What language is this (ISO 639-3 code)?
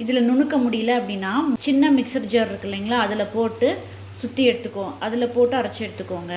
tam